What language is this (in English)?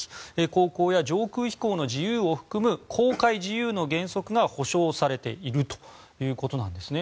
Japanese